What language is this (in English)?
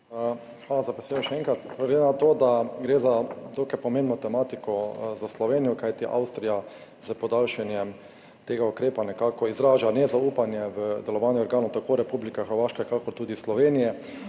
Slovenian